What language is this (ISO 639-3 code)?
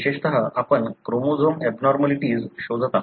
mar